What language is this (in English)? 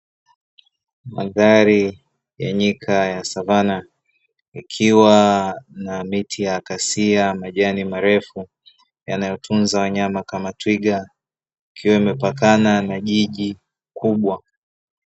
Swahili